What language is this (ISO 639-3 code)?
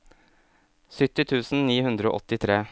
nor